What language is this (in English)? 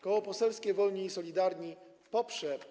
Polish